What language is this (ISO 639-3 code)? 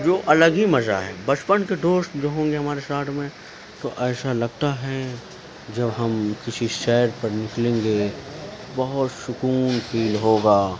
urd